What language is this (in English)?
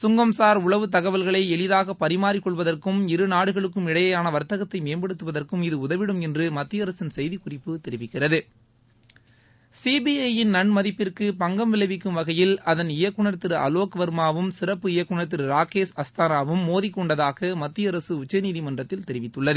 Tamil